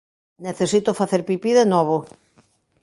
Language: Galician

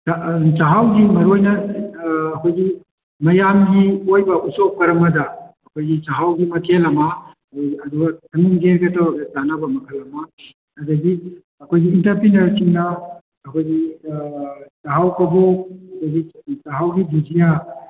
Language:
Manipuri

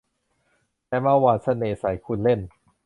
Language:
Thai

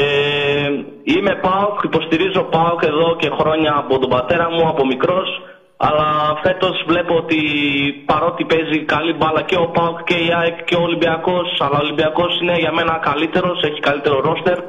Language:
Greek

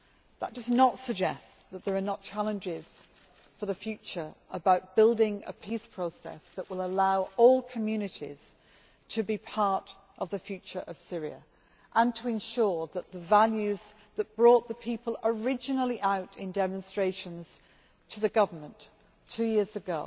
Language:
English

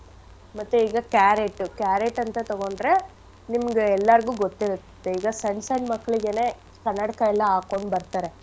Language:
Kannada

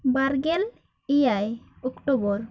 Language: Santali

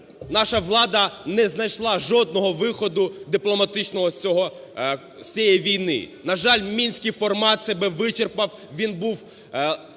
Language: Ukrainian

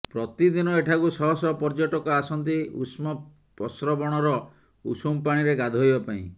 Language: Odia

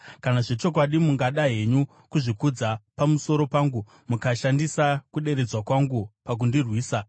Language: Shona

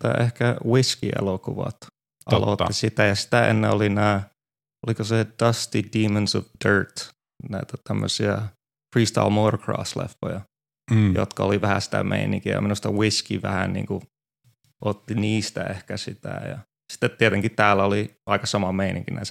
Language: Finnish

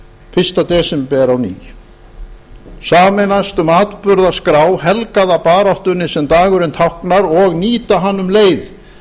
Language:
Icelandic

